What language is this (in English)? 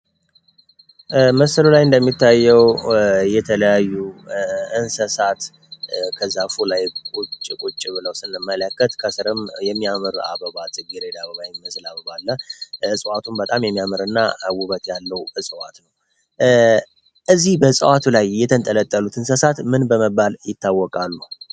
Amharic